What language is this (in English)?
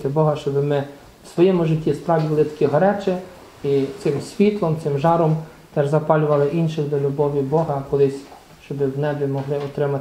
Ukrainian